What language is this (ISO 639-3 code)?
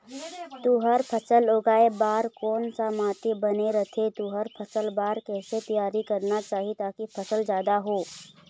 hne